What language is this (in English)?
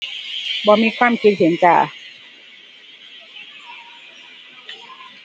Thai